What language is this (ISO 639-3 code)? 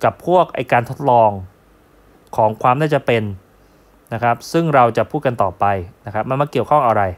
tha